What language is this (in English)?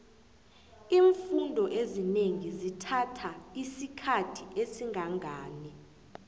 South Ndebele